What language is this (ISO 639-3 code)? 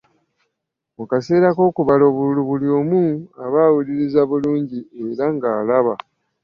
lug